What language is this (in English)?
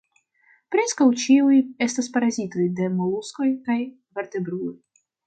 Esperanto